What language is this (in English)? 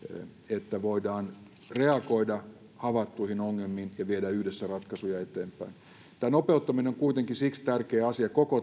Finnish